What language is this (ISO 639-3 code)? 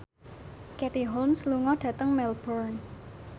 jav